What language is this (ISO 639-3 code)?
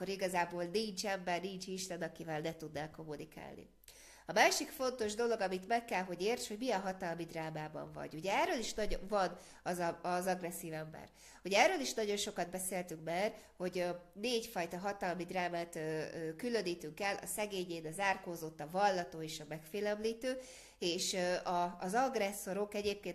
hun